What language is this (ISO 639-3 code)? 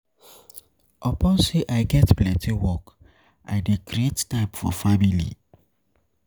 pcm